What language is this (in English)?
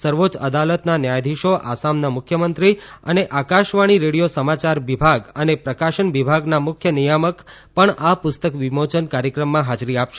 Gujarati